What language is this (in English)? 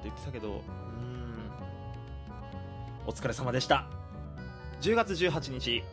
Japanese